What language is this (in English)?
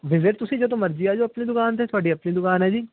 Punjabi